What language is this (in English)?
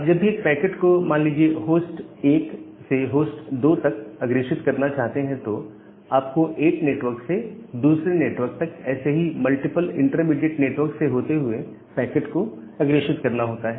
Hindi